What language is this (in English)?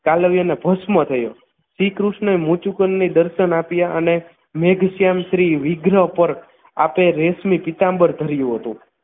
Gujarati